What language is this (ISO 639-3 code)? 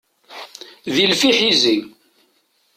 kab